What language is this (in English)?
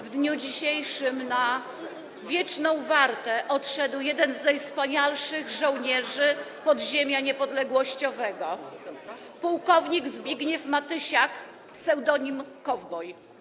Polish